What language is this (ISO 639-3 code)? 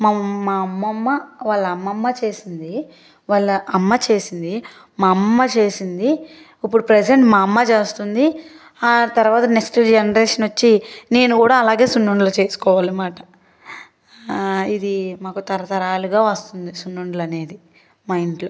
tel